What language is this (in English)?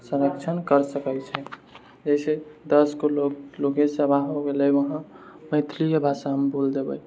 Maithili